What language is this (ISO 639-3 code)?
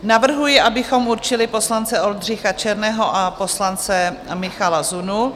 ces